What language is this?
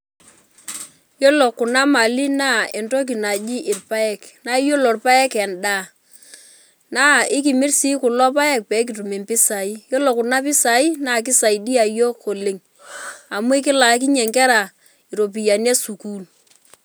Masai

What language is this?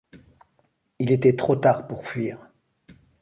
French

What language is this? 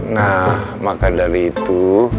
Indonesian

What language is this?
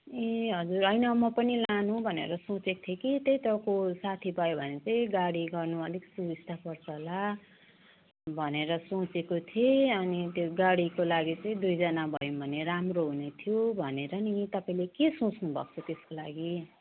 Nepali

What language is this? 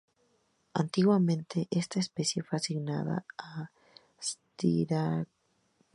Spanish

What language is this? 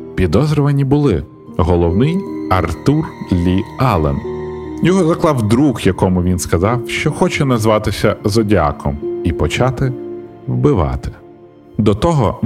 Ukrainian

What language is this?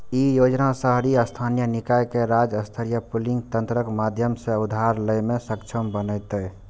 Maithili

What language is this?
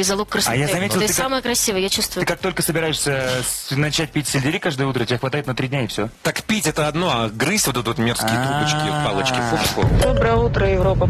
Russian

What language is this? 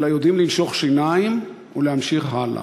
Hebrew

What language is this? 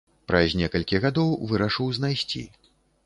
Belarusian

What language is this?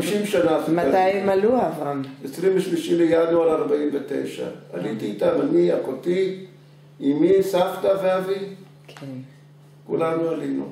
Hebrew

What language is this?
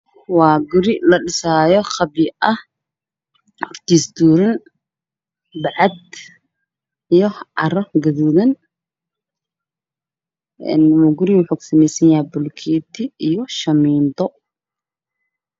Somali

